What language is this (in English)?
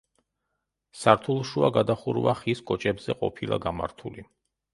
Georgian